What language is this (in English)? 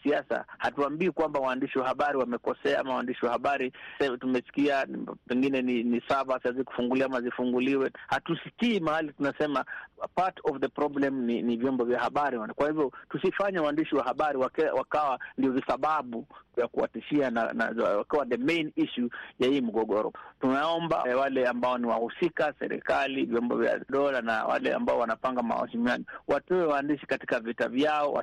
Swahili